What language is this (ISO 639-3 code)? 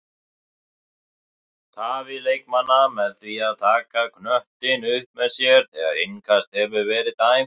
isl